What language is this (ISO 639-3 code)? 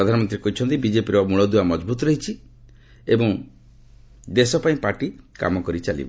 ori